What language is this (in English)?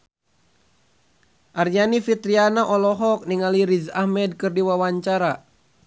Sundanese